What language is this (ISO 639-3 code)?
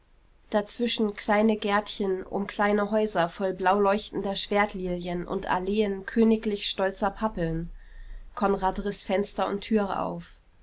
deu